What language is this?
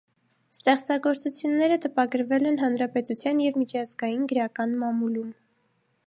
Armenian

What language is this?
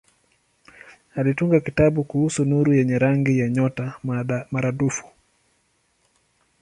Swahili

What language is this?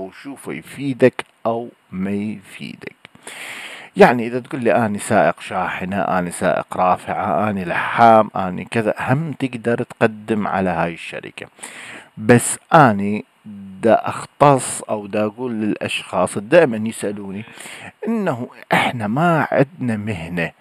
Arabic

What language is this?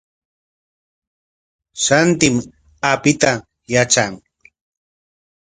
Corongo Ancash Quechua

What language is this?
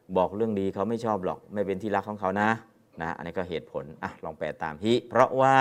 Thai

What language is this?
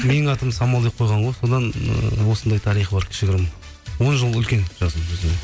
Kazakh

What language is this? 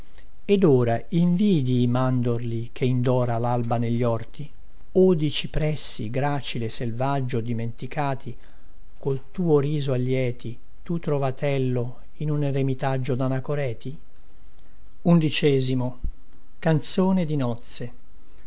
Italian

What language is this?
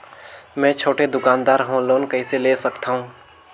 Chhattisgarhi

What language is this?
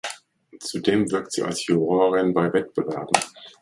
German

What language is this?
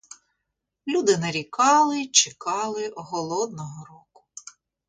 Ukrainian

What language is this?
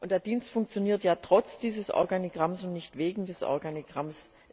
German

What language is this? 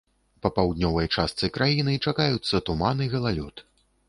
Belarusian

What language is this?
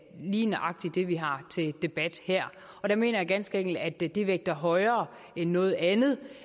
Danish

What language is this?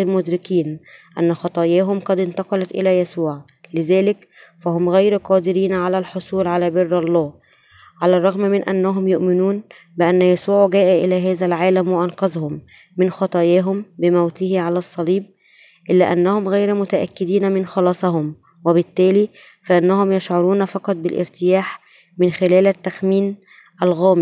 Arabic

